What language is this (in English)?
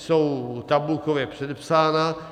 Czech